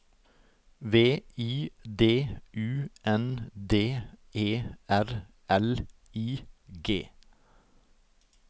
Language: Norwegian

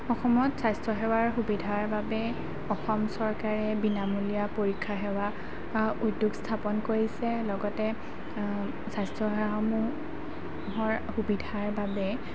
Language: Assamese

